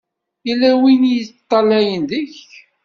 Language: Kabyle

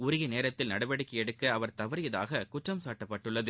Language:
Tamil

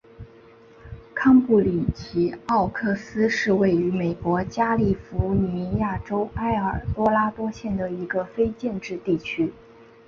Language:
Chinese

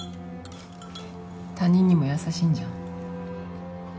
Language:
Japanese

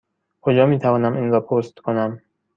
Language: Persian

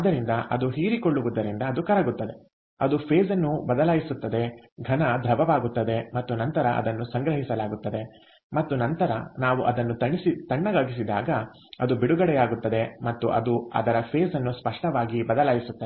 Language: Kannada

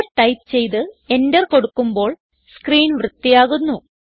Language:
Malayalam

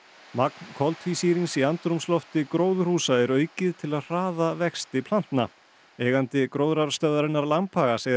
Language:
Icelandic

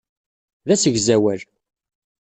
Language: Kabyle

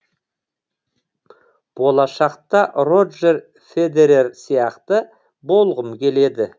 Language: Kazakh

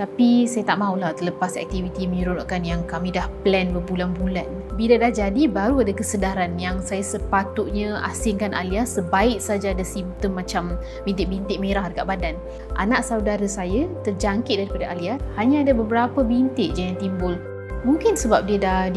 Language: Malay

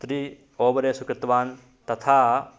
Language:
Sanskrit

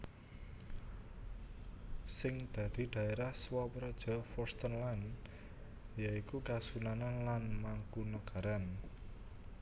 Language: Javanese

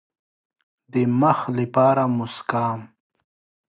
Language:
Pashto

